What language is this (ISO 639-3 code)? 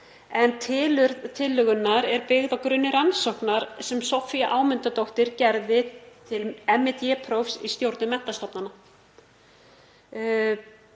isl